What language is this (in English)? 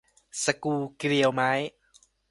Thai